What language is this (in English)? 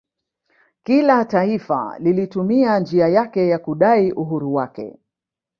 Swahili